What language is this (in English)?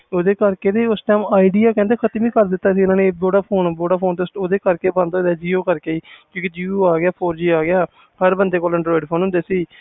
Punjabi